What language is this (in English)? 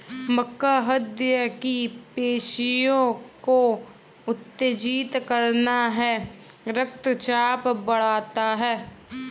Hindi